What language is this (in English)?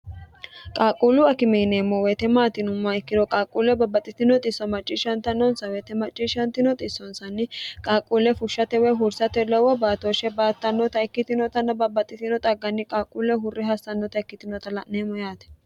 Sidamo